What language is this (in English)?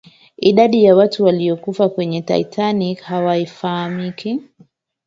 Swahili